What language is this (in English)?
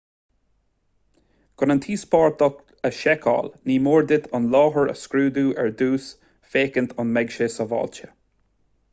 Irish